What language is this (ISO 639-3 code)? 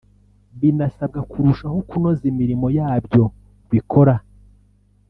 kin